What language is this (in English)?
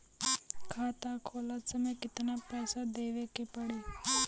Bhojpuri